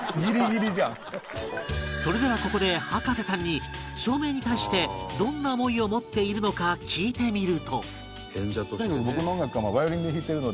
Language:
Japanese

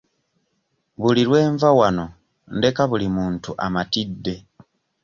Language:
Ganda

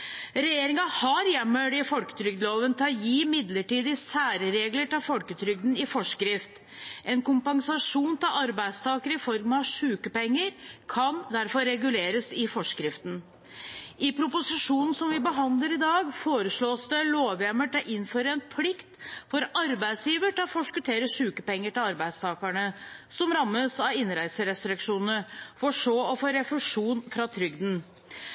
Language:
Norwegian Bokmål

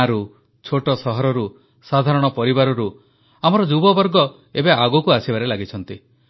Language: Odia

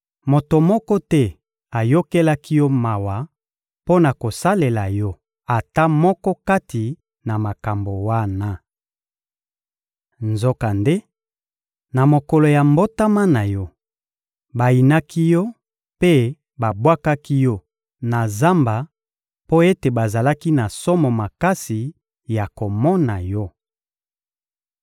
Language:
Lingala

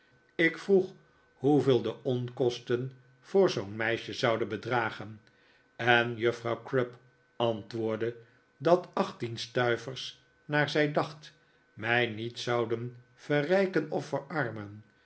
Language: Dutch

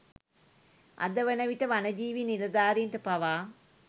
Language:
Sinhala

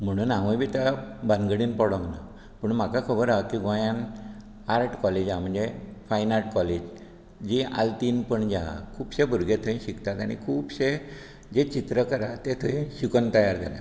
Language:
Konkani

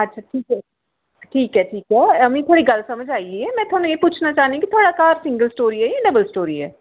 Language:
Dogri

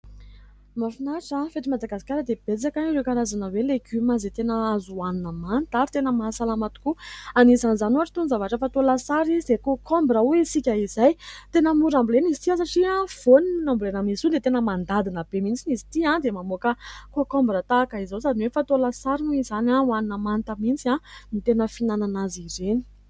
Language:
Malagasy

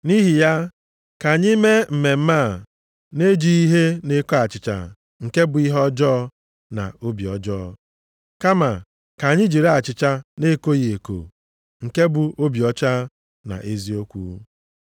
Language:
Igbo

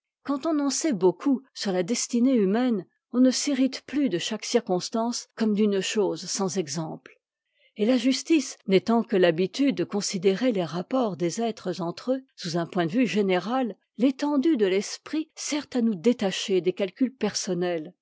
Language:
French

